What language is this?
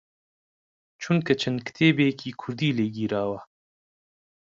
Central Kurdish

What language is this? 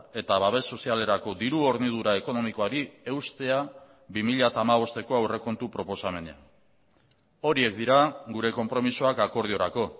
Basque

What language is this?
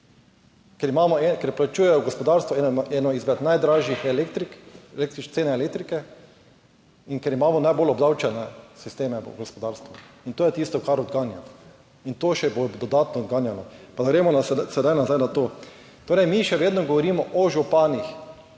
Slovenian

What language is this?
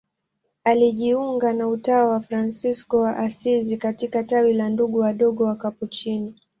Swahili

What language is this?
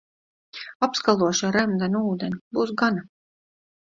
Latvian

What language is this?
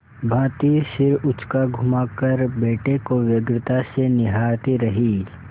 Hindi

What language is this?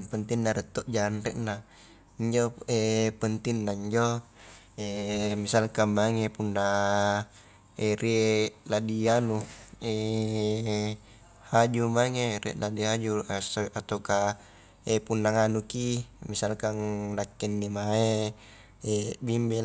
Highland Konjo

